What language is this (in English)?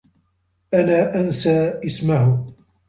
Arabic